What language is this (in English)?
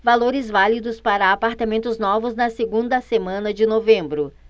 Portuguese